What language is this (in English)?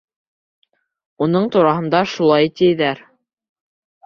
Bashkir